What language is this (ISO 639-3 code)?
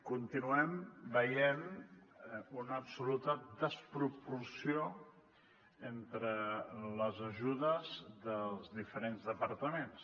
cat